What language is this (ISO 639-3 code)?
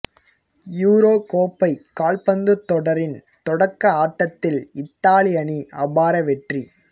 tam